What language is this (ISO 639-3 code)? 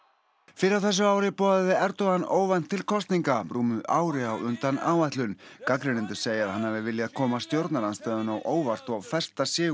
isl